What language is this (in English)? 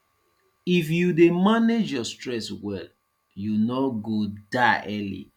Nigerian Pidgin